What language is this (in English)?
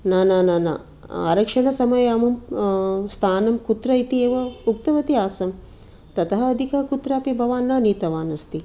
Sanskrit